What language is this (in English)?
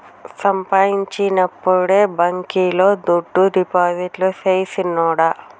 Telugu